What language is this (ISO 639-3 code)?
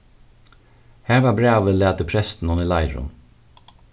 fao